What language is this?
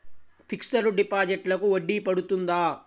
Telugu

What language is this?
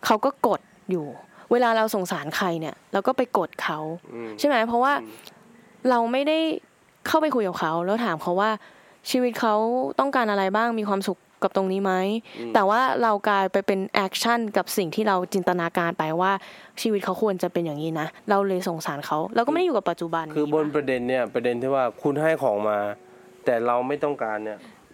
Thai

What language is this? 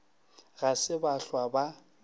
Northern Sotho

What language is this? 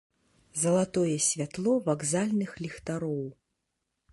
Belarusian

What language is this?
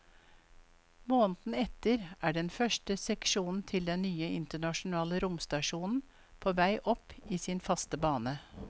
Norwegian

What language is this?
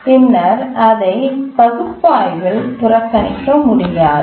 Tamil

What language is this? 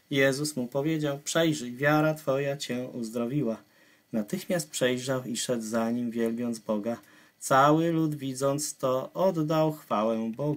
Polish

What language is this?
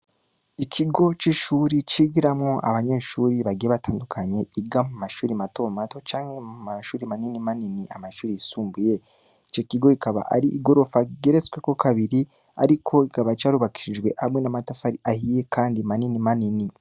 Rundi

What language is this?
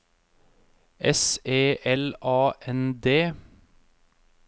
Norwegian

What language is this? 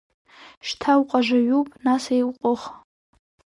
Abkhazian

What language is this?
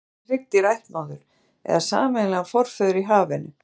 Icelandic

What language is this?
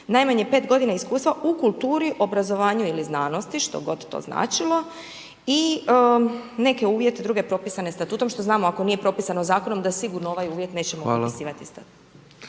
Croatian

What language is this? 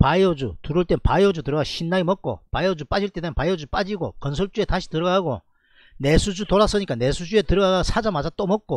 Korean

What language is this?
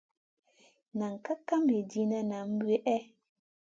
Masana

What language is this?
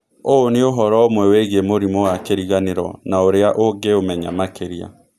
Kikuyu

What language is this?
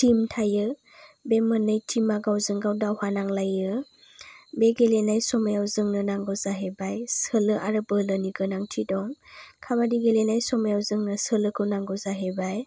Bodo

